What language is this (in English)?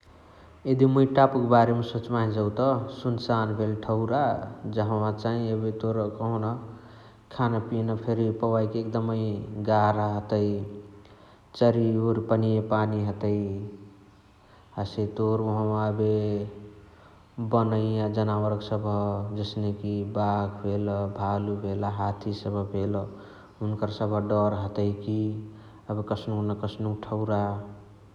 Chitwania Tharu